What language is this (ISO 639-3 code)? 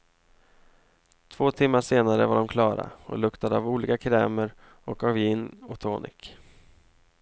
swe